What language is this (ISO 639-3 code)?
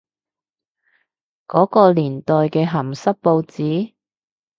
yue